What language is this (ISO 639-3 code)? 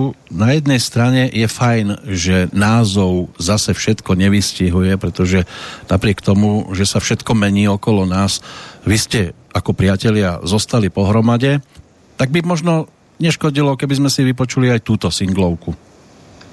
slk